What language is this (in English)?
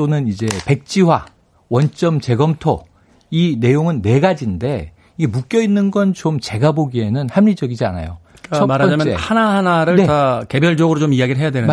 Korean